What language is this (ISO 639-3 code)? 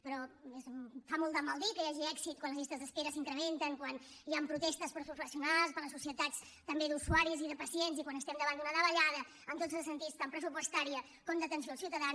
cat